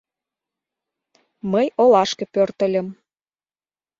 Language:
Mari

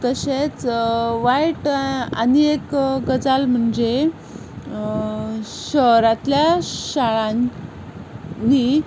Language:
Konkani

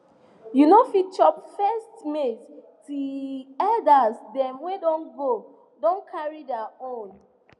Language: Nigerian Pidgin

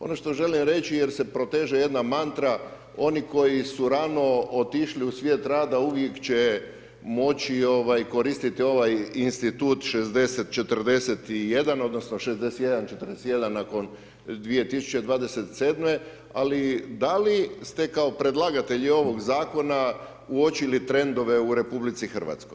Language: Croatian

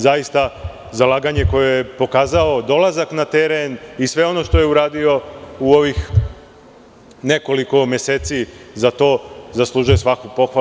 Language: Serbian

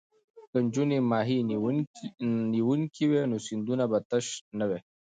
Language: Pashto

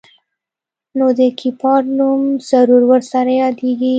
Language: Pashto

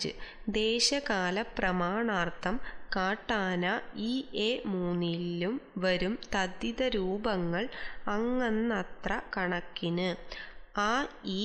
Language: Romanian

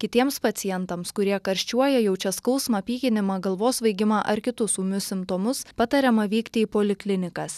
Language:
Lithuanian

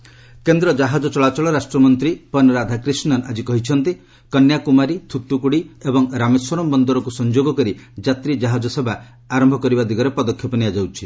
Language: Odia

